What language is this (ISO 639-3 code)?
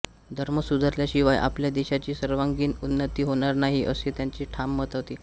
mar